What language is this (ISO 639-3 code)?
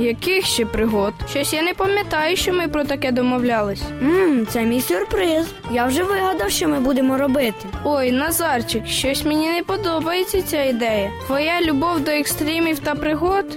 ukr